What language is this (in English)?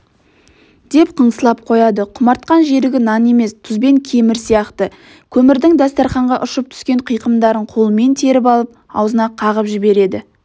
Kazakh